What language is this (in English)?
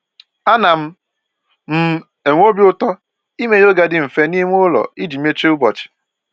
Igbo